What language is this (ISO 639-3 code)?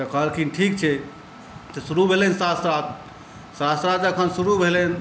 mai